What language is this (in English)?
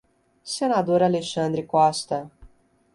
Portuguese